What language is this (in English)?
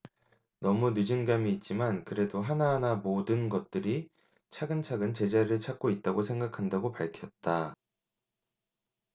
Korean